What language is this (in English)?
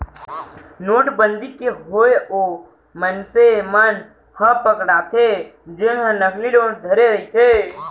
Chhattisgarhi